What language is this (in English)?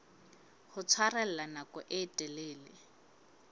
Southern Sotho